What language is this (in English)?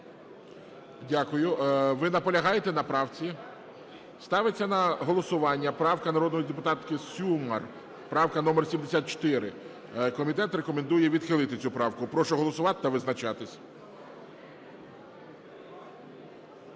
Ukrainian